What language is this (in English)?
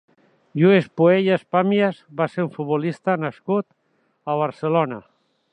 Catalan